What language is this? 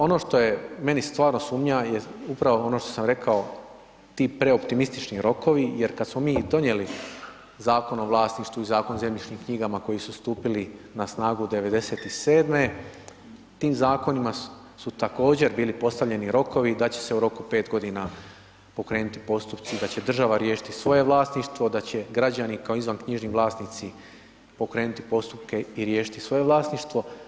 Croatian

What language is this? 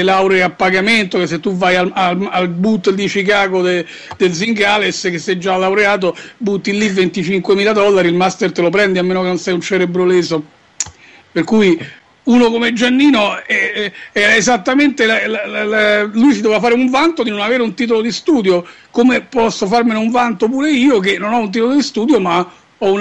Italian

